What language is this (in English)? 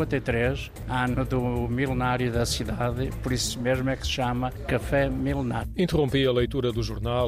Portuguese